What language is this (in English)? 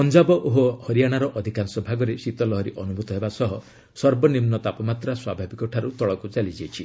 Odia